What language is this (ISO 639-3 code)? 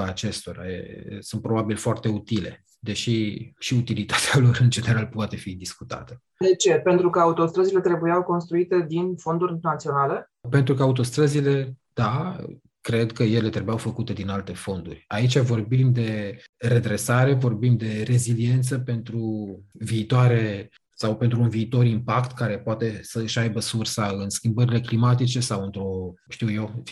ron